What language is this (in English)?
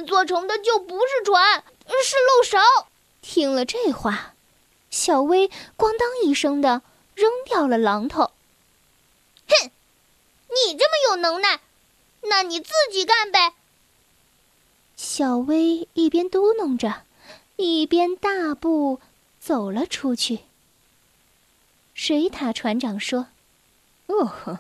Chinese